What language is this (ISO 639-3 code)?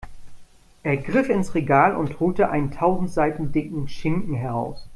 deu